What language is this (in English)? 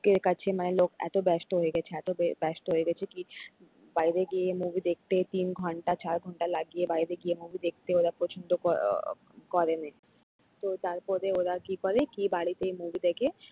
Bangla